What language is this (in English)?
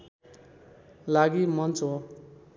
Nepali